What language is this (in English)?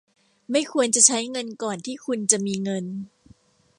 Thai